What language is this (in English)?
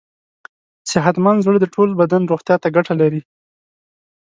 Pashto